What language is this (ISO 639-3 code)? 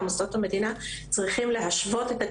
heb